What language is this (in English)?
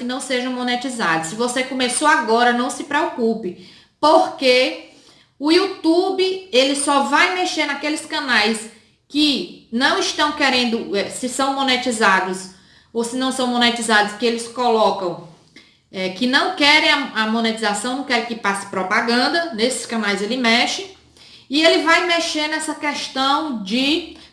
Portuguese